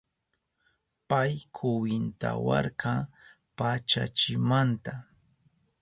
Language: Southern Pastaza Quechua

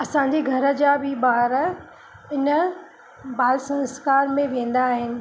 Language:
Sindhi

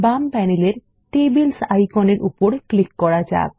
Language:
Bangla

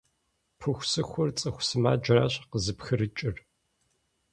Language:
Kabardian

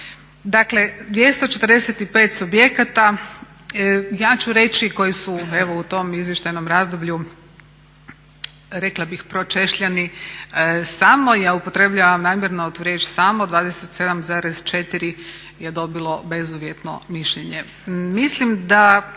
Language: Croatian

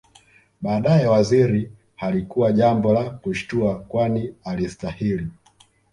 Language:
Swahili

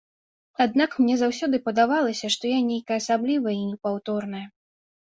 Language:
Belarusian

